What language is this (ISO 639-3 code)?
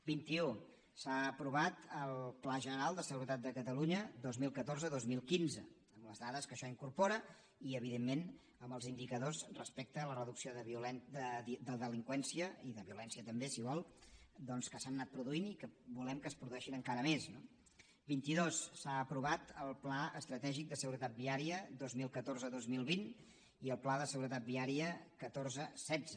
cat